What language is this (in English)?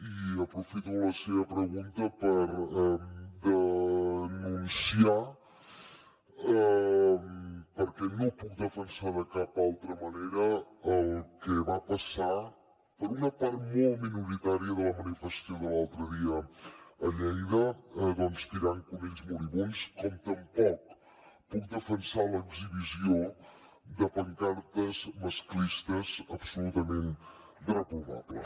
Catalan